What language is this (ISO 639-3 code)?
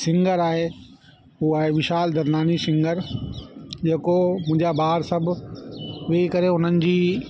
snd